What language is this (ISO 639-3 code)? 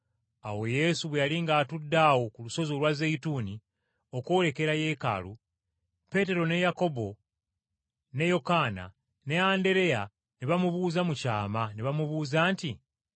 lug